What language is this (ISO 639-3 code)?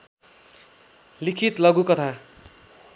nep